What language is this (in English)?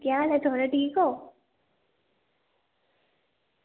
Dogri